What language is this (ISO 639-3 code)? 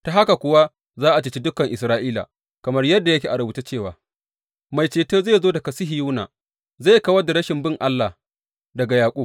hau